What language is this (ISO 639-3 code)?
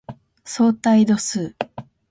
jpn